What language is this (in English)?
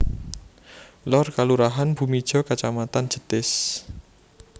Javanese